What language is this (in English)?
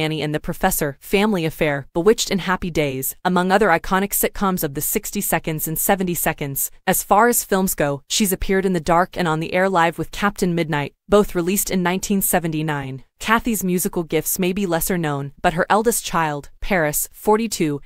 English